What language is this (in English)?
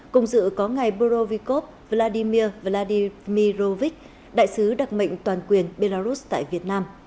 Vietnamese